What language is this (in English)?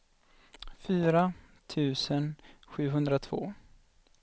Swedish